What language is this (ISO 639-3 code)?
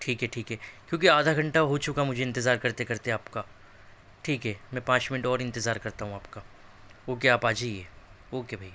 urd